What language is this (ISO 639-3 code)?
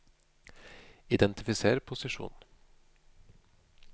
nor